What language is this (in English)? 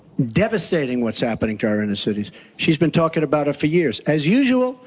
English